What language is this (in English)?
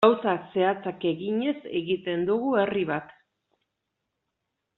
Basque